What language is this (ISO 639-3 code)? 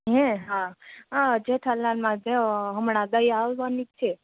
guj